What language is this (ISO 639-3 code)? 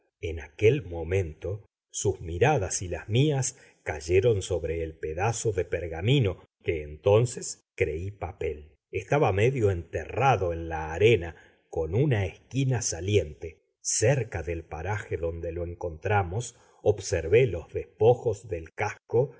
spa